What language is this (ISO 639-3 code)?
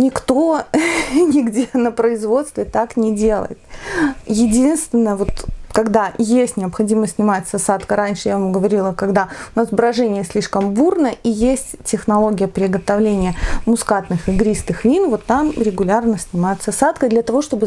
rus